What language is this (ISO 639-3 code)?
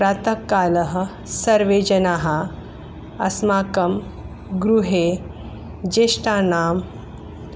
san